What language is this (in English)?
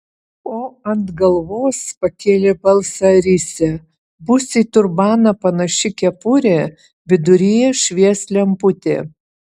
Lithuanian